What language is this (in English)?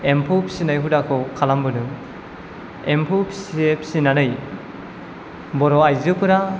Bodo